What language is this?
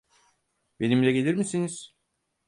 Turkish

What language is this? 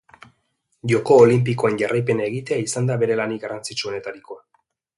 Basque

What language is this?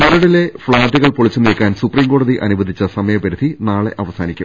Malayalam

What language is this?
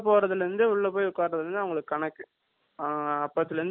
Tamil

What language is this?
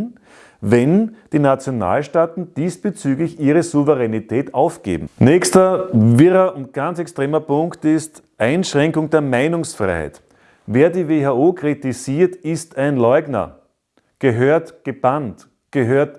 German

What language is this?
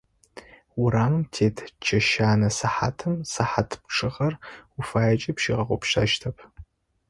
Adyghe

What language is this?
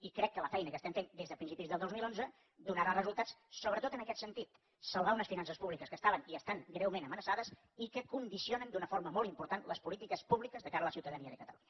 Catalan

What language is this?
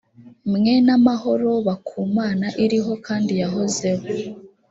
Kinyarwanda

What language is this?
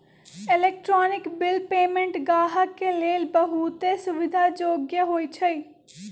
Magahi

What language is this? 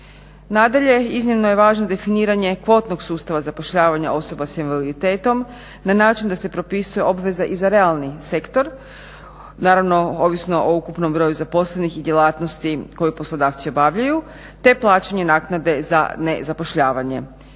Croatian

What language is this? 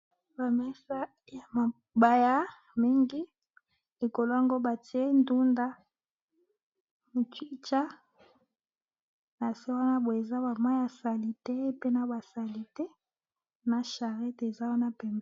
Lingala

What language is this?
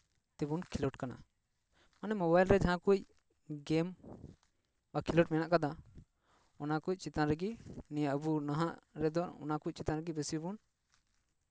Santali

